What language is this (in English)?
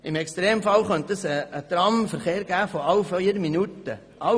Swiss German